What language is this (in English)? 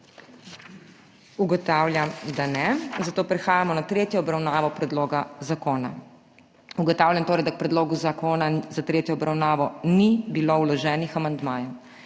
Slovenian